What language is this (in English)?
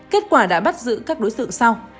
Vietnamese